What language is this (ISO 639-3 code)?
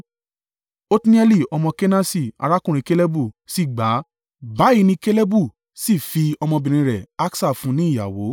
yor